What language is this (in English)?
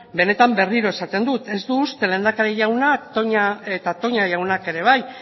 Basque